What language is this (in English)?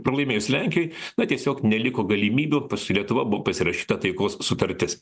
Lithuanian